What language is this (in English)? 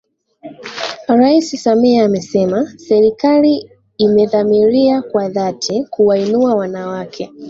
Swahili